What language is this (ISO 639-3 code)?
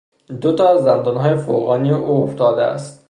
fas